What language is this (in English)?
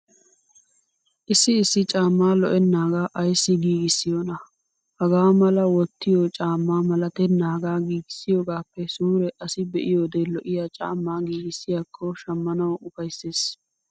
Wolaytta